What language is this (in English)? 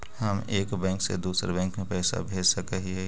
Magahi